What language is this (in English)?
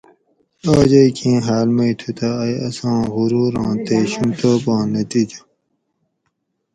Gawri